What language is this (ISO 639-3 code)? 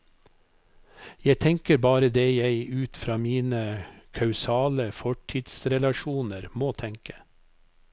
nor